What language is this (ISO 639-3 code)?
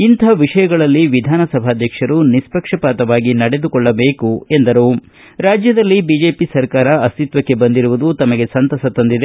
kan